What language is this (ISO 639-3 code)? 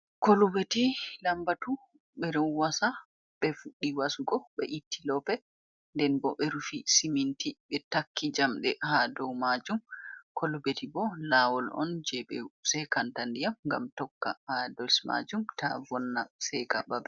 ful